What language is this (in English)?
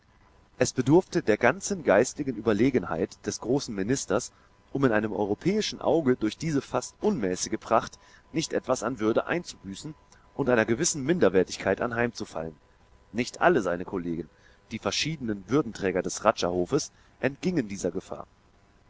German